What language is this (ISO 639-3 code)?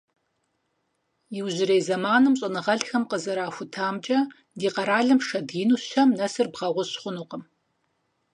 kbd